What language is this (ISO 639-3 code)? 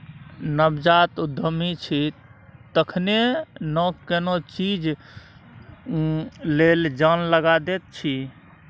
mai